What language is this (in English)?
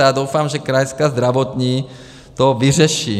Czech